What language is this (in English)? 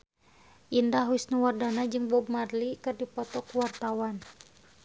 Sundanese